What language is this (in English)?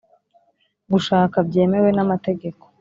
Kinyarwanda